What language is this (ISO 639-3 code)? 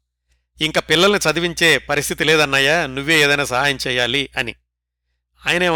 tel